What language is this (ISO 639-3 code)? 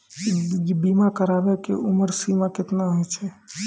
mai